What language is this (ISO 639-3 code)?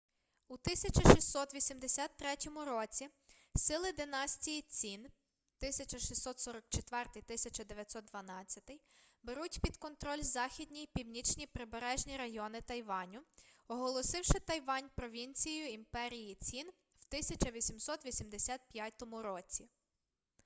ukr